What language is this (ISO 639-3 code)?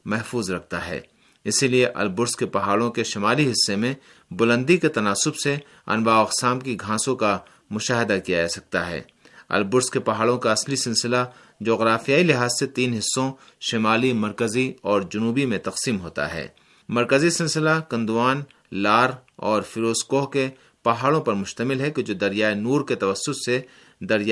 urd